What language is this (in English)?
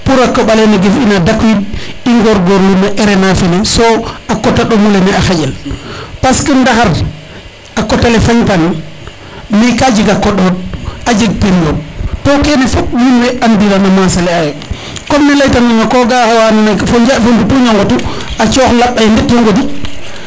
Serer